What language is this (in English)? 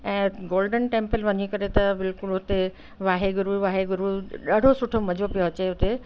Sindhi